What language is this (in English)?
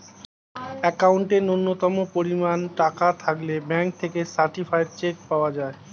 Bangla